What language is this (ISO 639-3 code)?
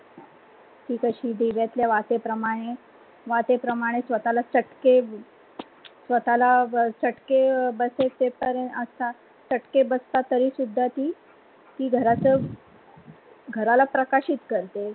mar